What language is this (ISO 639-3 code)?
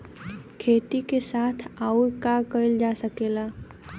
bho